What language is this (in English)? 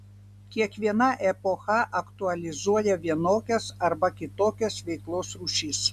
Lithuanian